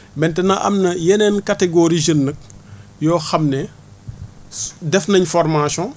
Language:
Wolof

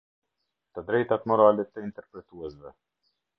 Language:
Albanian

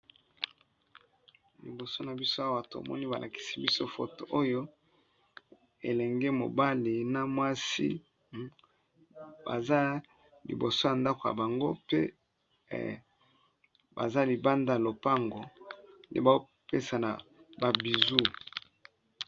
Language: Lingala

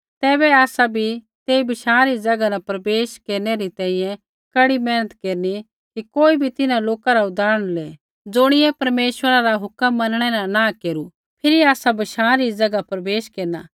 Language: Kullu Pahari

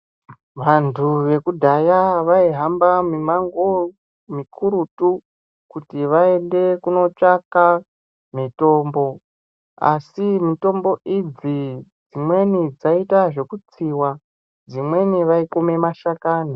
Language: Ndau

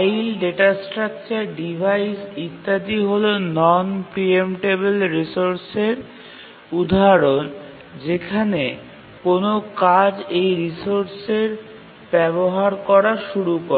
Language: Bangla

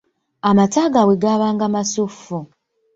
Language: Ganda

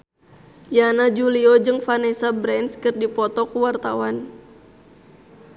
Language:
Sundanese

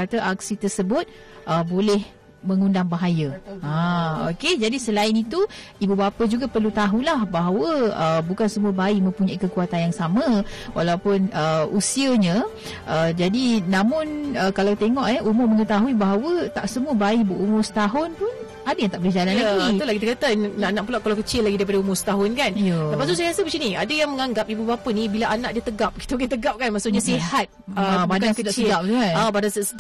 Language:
Malay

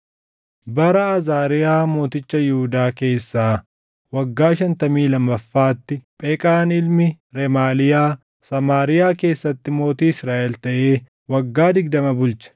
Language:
Oromo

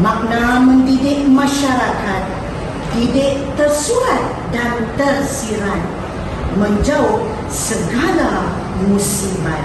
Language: Malay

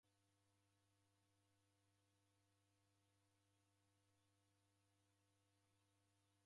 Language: Taita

